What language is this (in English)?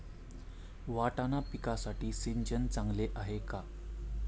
Marathi